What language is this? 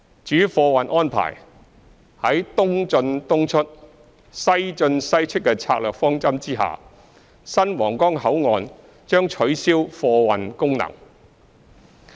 Cantonese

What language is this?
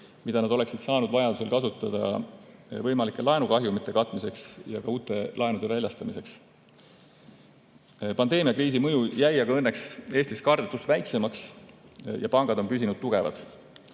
Estonian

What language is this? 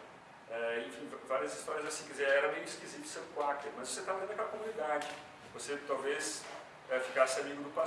Portuguese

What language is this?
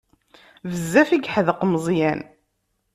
Kabyle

